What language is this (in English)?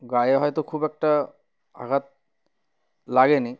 Bangla